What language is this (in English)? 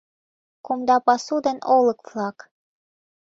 Mari